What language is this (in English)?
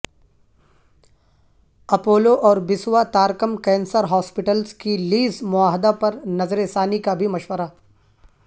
Urdu